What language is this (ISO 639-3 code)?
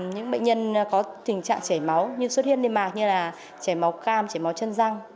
vie